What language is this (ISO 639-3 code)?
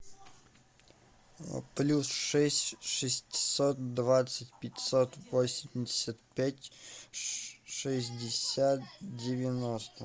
rus